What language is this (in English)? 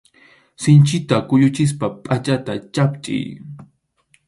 Arequipa-La Unión Quechua